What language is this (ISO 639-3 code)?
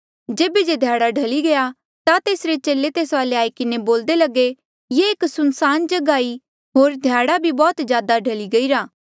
mjl